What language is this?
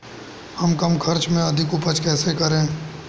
Hindi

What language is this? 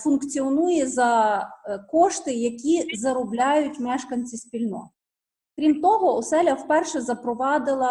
Ukrainian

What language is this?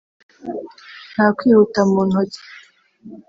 Kinyarwanda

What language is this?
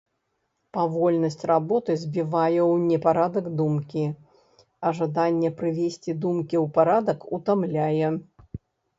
Belarusian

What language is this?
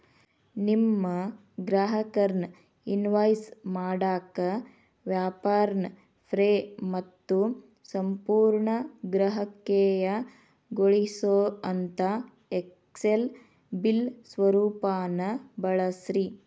Kannada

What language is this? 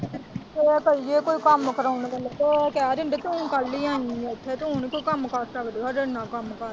Punjabi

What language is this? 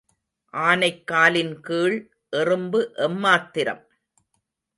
Tamil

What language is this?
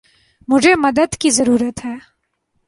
Urdu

